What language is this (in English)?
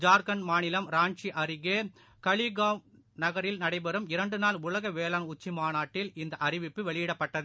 Tamil